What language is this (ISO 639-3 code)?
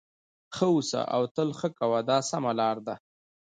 pus